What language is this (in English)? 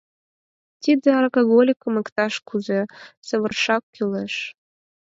Mari